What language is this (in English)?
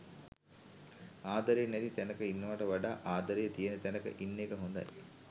Sinhala